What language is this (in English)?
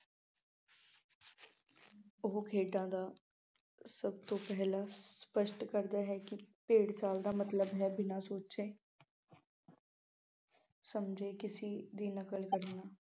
Punjabi